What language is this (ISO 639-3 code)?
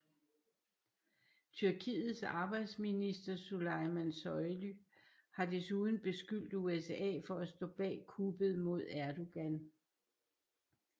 dan